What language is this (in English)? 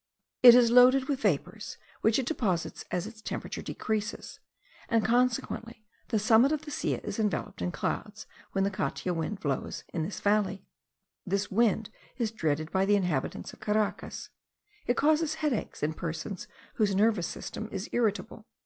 English